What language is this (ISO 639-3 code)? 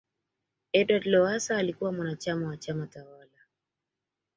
swa